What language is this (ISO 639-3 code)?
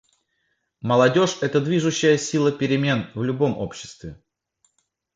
rus